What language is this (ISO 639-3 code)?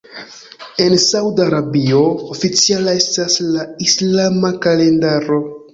epo